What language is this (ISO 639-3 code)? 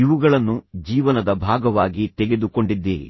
kan